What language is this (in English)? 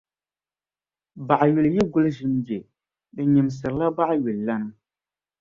Dagbani